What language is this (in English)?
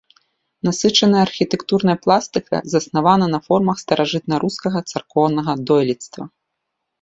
Belarusian